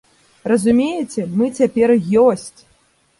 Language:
Belarusian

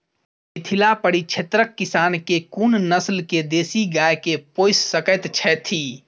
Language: Maithili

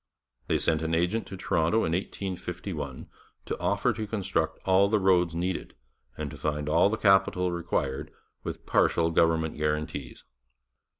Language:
English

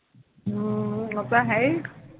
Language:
Punjabi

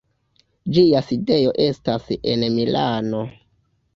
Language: Esperanto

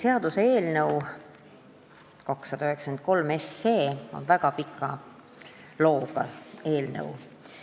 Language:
Estonian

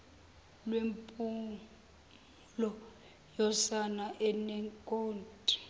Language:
Zulu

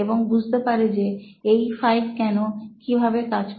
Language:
Bangla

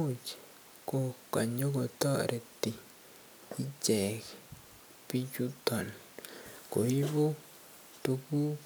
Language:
Kalenjin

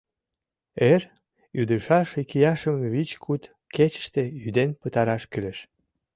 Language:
Mari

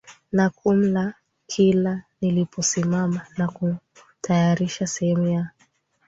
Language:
Swahili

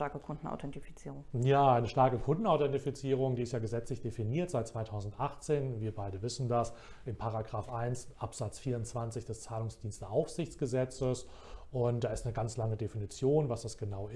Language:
German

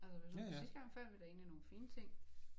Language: Danish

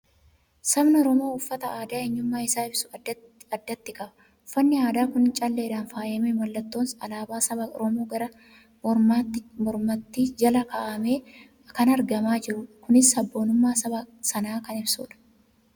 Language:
Oromo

